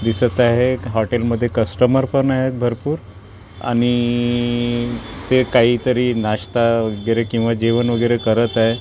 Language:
Marathi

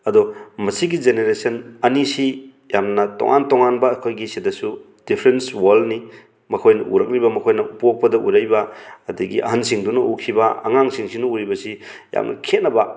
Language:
Manipuri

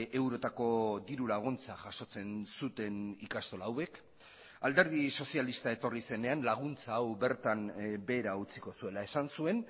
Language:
Basque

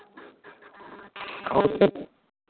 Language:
Maithili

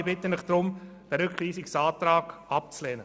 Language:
Swiss German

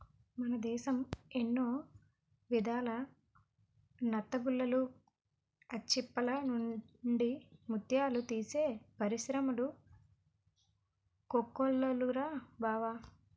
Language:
Telugu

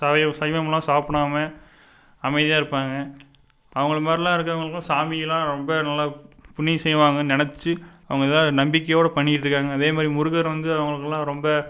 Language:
Tamil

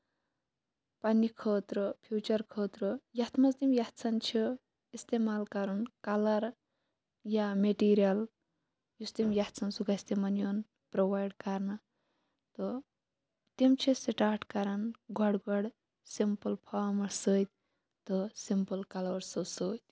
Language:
Kashmiri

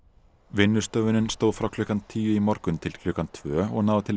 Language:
Icelandic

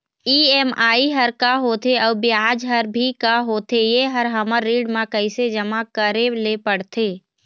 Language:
Chhattisgarhi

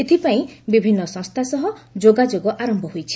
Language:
Odia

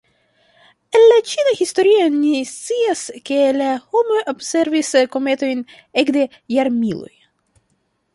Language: Esperanto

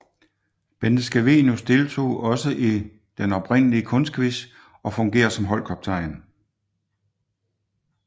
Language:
Danish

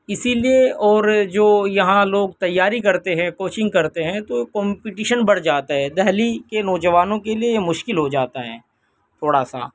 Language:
Urdu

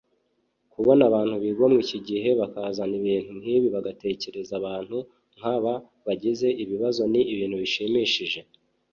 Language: Kinyarwanda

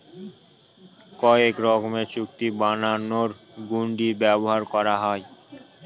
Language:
Bangla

